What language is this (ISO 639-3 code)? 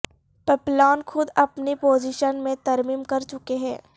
urd